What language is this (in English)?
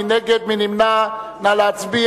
Hebrew